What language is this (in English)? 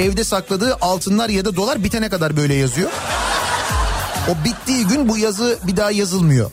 Turkish